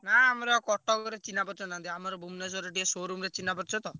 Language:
Odia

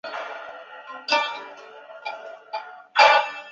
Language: Chinese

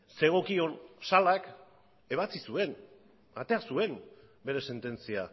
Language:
Basque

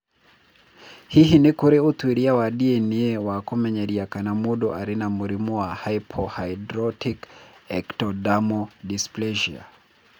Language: Kikuyu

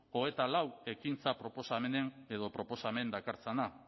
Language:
Basque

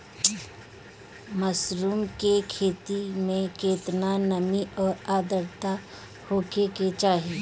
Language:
Bhojpuri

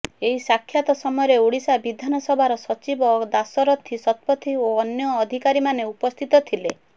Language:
Odia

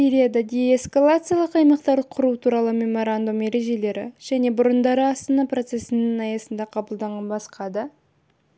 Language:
Kazakh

